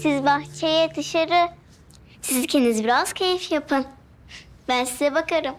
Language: Turkish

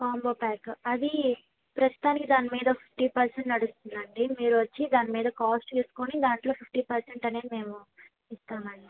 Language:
Telugu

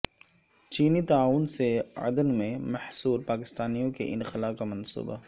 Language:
Urdu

